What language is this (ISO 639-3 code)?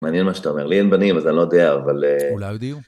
heb